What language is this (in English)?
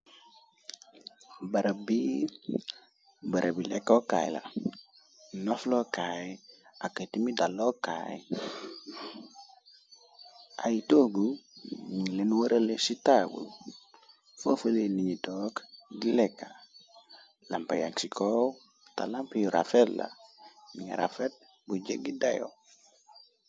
Wolof